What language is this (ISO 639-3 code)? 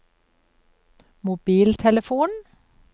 nor